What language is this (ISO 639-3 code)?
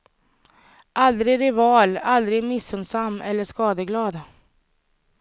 swe